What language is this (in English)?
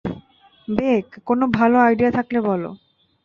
Bangla